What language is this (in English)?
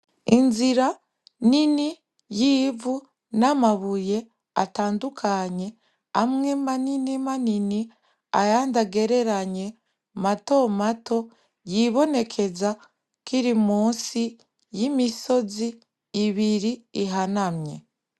Rundi